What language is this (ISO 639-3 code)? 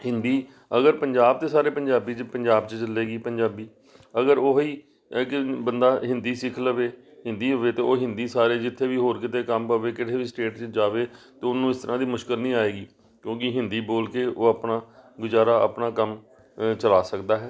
pan